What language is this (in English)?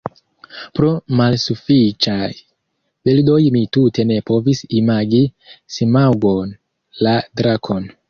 Esperanto